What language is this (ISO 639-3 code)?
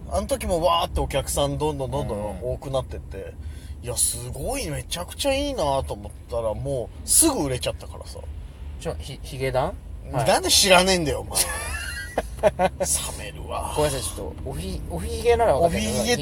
jpn